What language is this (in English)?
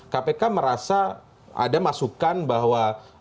Indonesian